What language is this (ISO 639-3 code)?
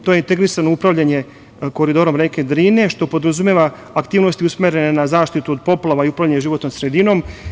srp